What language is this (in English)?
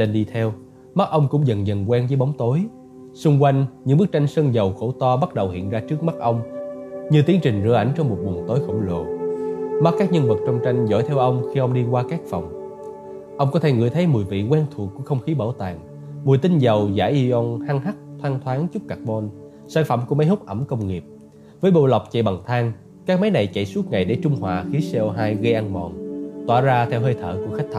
Vietnamese